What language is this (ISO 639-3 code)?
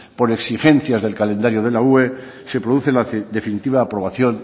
spa